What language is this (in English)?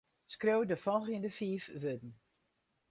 Western Frisian